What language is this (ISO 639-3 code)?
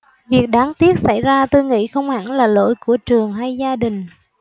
vie